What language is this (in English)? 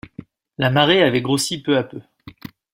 French